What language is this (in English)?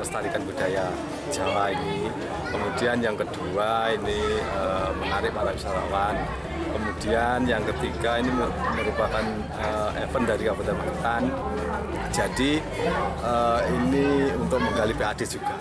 Indonesian